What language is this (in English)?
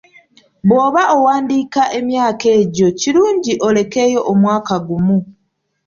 Ganda